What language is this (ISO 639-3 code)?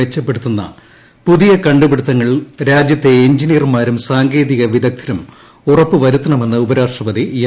mal